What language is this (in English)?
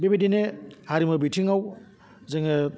Bodo